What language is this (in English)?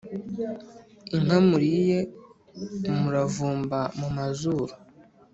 Kinyarwanda